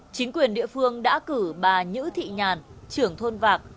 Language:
Vietnamese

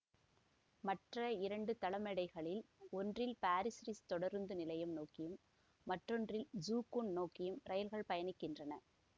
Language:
Tamil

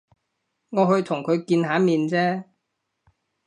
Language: Cantonese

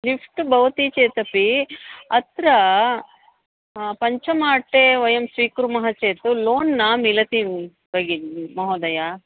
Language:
Sanskrit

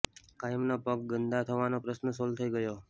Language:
Gujarati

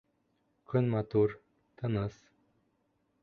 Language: Bashkir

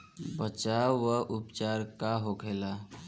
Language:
Bhojpuri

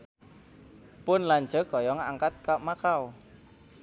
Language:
Sundanese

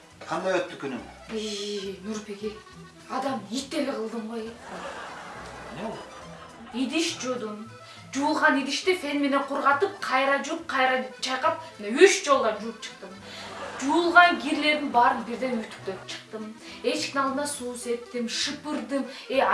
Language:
Turkish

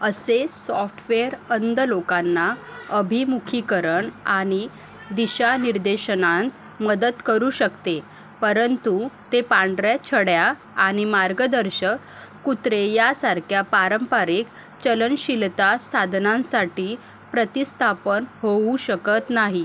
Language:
Marathi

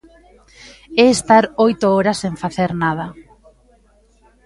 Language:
Galician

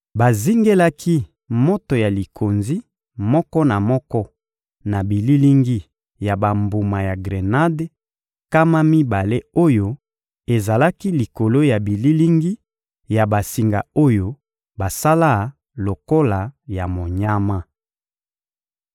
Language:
Lingala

